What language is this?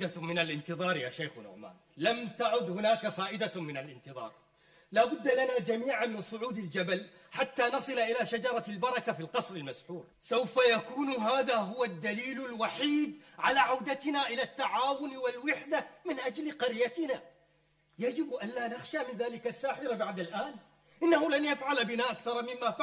Arabic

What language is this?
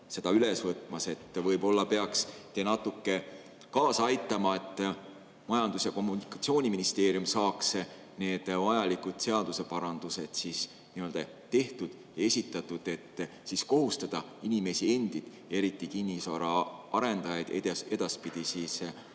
Estonian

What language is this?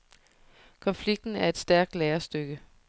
Danish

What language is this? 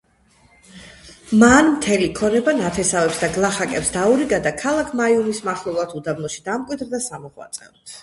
Georgian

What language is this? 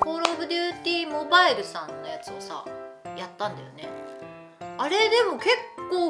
Japanese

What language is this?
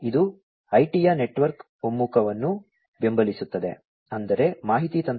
Kannada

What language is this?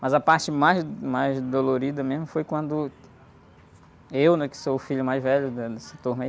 Portuguese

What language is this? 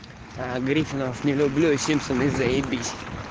Russian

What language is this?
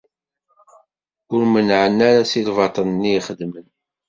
Kabyle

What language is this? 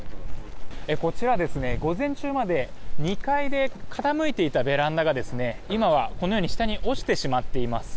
Japanese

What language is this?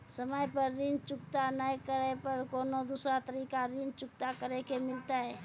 Maithili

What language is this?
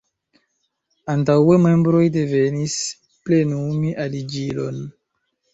Esperanto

